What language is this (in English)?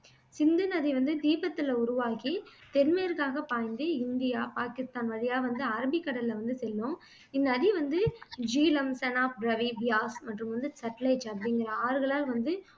Tamil